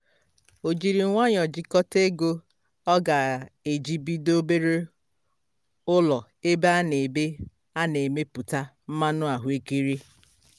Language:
Igbo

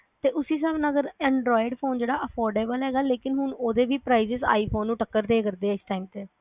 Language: Punjabi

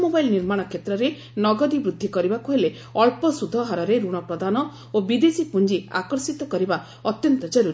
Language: Odia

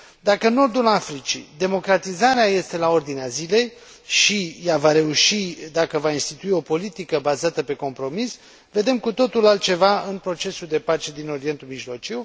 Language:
Romanian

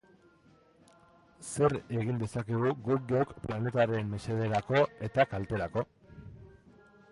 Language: Basque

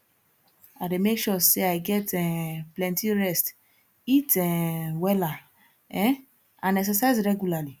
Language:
Nigerian Pidgin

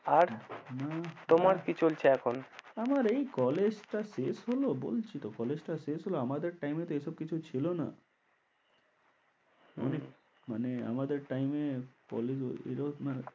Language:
Bangla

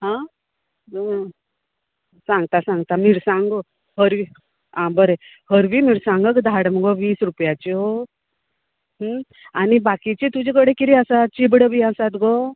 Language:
Konkani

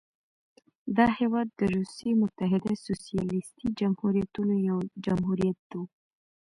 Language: Pashto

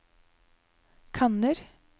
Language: Norwegian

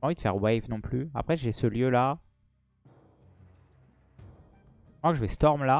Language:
French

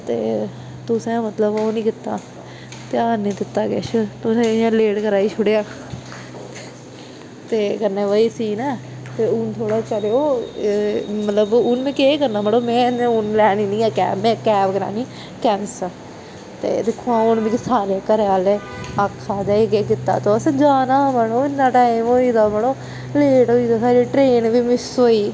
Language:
Dogri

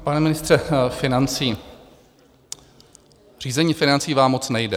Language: Czech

